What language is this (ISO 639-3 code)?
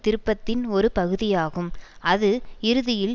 tam